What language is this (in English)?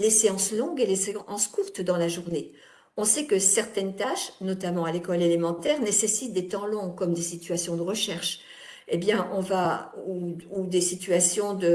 French